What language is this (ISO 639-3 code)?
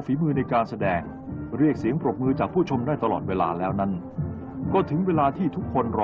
tha